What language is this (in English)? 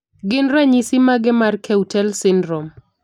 Luo (Kenya and Tanzania)